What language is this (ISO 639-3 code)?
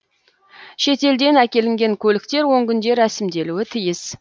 kaz